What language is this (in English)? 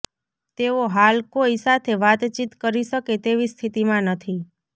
Gujarati